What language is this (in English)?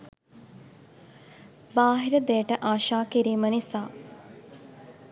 Sinhala